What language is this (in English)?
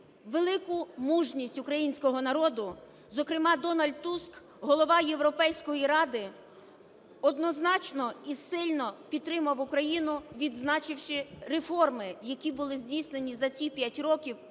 Ukrainian